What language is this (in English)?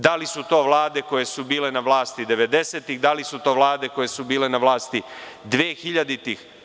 Serbian